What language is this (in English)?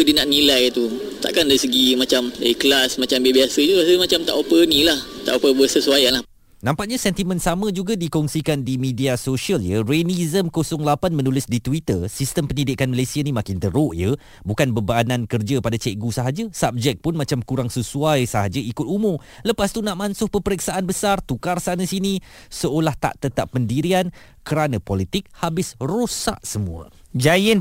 Malay